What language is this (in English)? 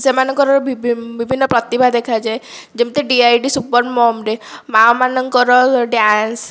Odia